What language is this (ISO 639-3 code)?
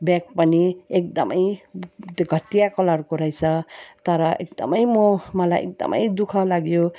nep